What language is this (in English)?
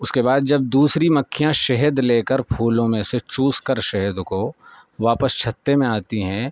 Urdu